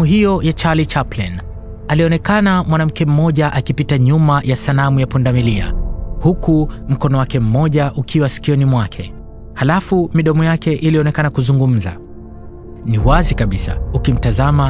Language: Swahili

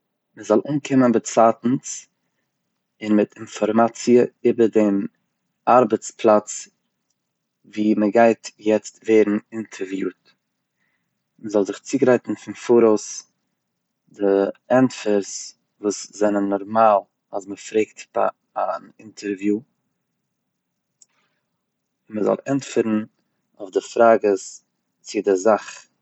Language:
Yiddish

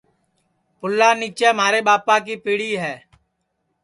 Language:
Sansi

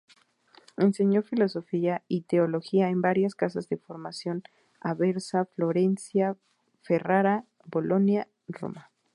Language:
Spanish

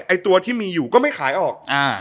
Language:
Thai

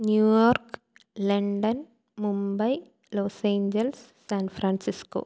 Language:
Malayalam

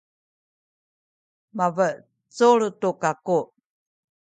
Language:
Sakizaya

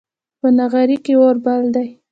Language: Pashto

